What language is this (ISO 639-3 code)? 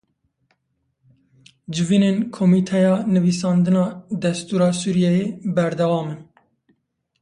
kur